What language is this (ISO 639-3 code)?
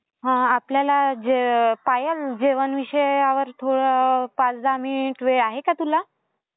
mar